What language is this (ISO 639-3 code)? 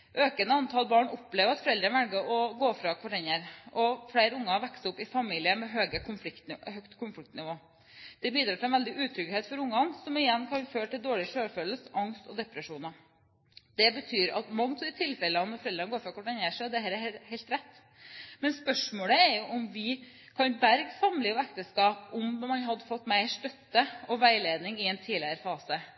nob